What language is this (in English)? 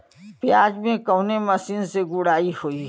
Bhojpuri